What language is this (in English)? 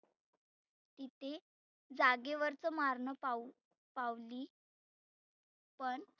Marathi